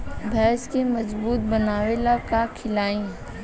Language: Bhojpuri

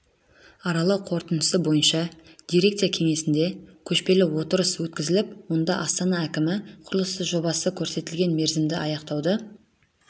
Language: Kazakh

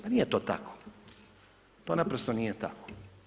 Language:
Croatian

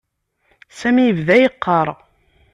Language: Kabyle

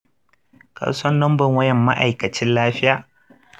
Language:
Hausa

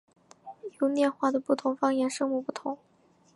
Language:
Chinese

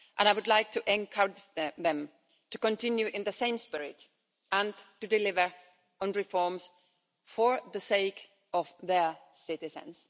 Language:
English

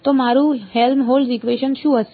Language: Gujarati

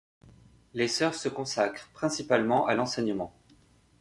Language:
French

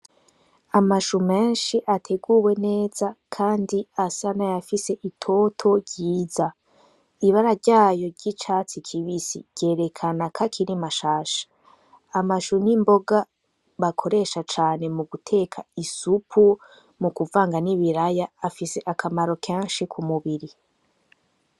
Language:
Rundi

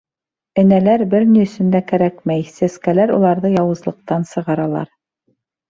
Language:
Bashkir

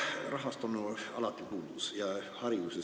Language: Estonian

